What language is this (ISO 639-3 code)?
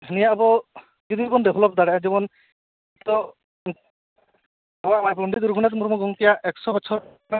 sat